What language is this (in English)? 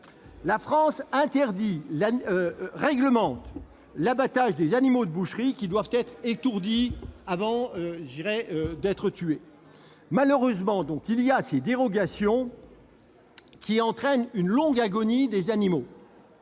French